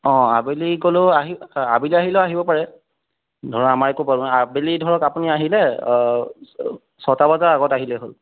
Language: Assamese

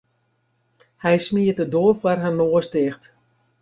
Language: Western Frisian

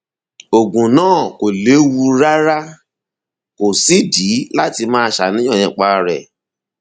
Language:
Yoruba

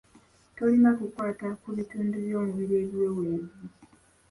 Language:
Ganda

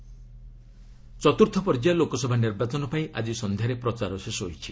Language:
Odia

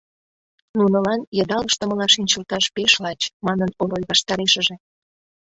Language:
Mari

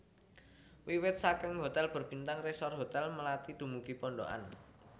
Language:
Javanese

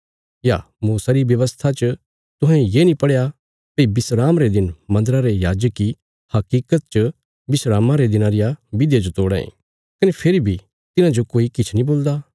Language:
Bilaspuri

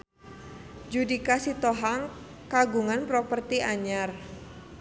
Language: Sundanese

